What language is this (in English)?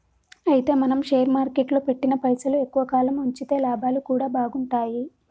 Telugu